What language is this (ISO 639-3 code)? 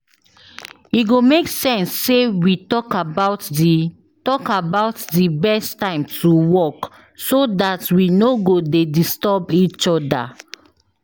pcm